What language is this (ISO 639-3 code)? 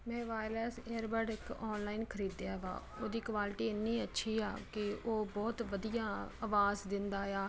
pan